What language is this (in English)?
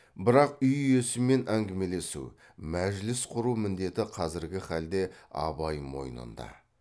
Kazakh